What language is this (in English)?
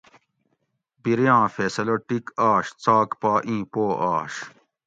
Gawri